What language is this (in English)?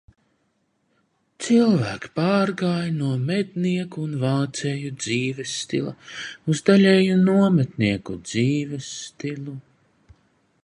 Latvian